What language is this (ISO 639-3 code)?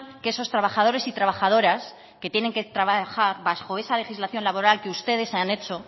spa